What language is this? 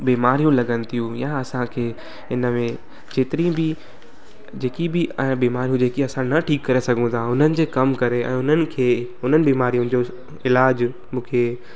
Sindhi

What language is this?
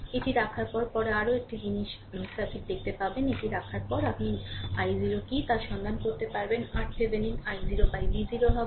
Bangla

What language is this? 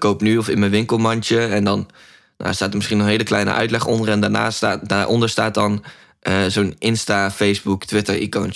Dutch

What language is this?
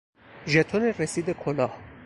Persian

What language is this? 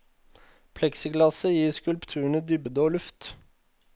Norwegian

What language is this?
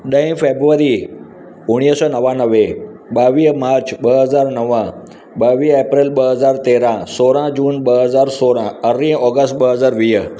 Sindhi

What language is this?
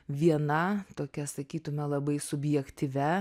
Lithuanian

